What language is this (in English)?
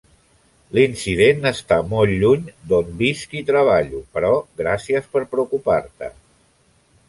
Catalan